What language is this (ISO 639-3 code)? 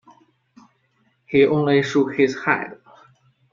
eng